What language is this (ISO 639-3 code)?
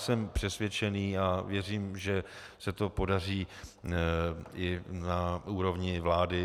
ces